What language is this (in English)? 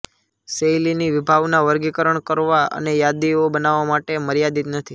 Gujarati